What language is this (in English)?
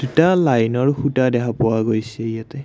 Assamese